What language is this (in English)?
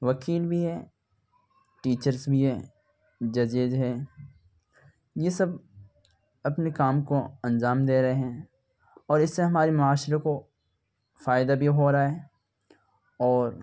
Urdu